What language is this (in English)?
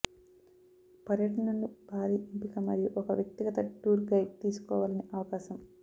Telugu